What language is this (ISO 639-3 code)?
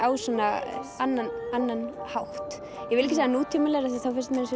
isl